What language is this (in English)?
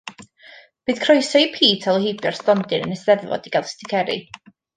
Welsh